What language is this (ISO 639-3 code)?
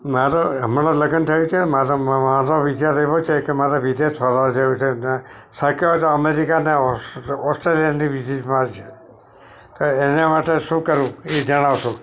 guj